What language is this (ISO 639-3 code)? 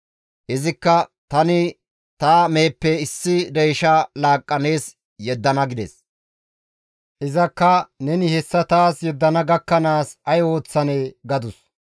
gmv